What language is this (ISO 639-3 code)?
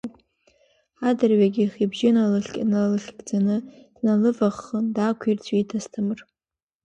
abk